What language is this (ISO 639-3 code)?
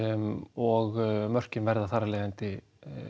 isl